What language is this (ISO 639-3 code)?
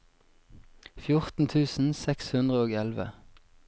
nor